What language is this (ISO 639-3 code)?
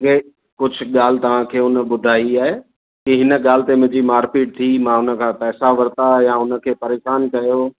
snd